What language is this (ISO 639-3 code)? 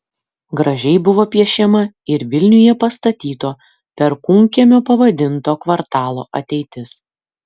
lit